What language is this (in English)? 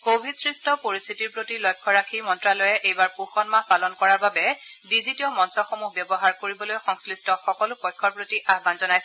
Assamese